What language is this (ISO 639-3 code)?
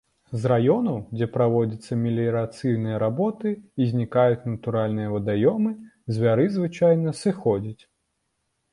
bel